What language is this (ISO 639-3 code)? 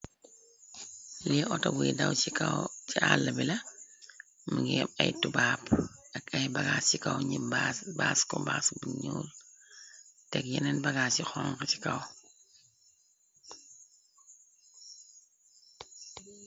wol